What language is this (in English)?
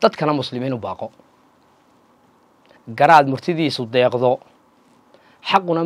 Arabic